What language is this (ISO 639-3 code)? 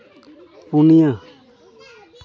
sat